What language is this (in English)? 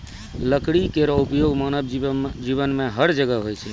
Maithili